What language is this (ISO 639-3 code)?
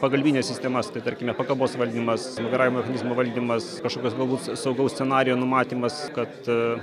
lit